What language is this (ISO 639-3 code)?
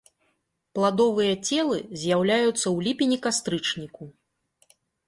bel